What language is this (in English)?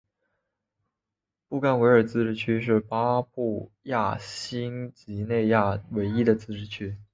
Chinese